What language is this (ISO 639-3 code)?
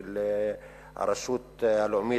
heb